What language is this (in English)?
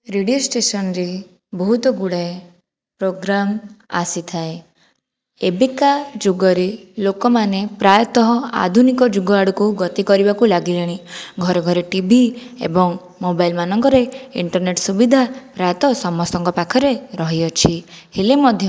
Odia